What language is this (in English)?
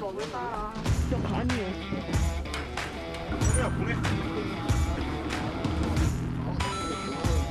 Korean